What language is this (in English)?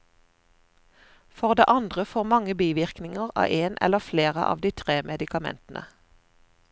Norwegian